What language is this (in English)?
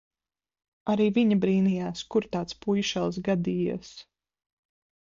Latvian